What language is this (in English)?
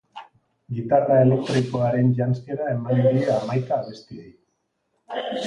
Basque